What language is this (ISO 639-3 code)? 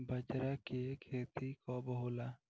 bho